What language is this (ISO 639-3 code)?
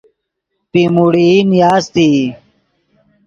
ydg